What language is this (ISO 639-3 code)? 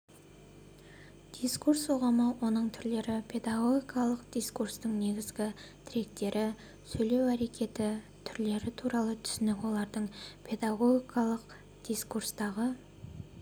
kaz